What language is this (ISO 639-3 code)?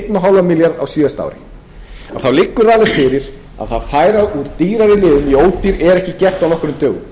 isl